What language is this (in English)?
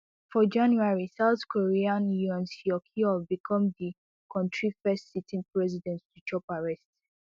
Nigerian Pidgin